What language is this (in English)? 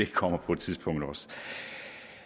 Danish